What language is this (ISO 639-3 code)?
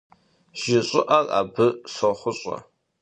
kbd